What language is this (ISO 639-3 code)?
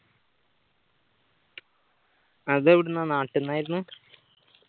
mal